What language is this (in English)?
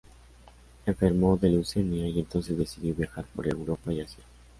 Spanish